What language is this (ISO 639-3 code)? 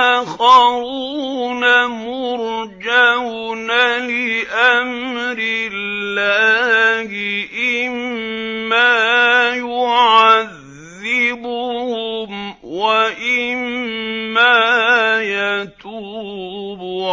ara